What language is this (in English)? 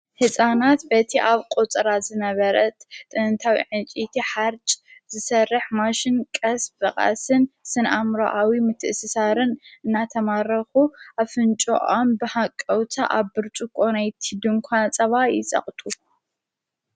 Tigrinya